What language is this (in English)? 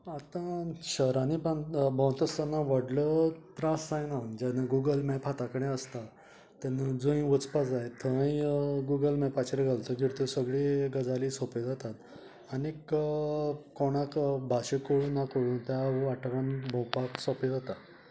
Konkani